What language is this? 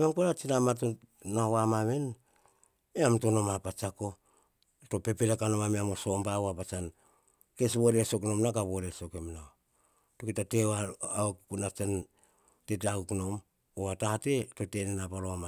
Hahon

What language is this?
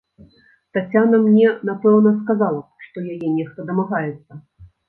Belarusian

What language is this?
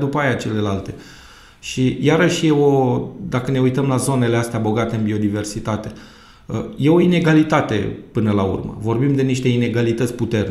Romanian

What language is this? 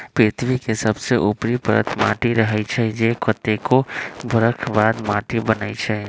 Magahi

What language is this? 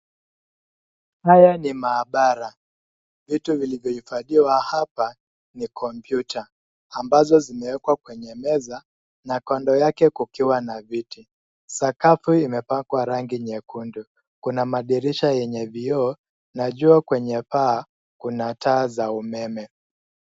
Swahili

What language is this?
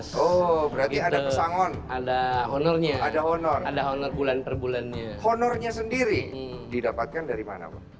Indonesian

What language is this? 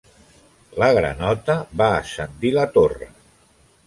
Catalan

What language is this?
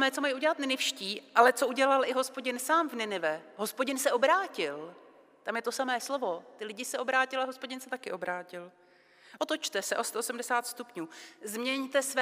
Czech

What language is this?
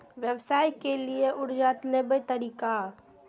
Maithili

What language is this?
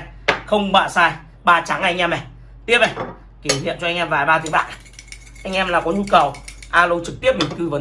Vietnamese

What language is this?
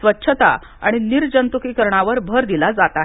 Marathi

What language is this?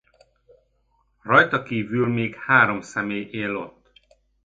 Hungarian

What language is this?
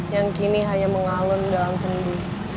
Indonesian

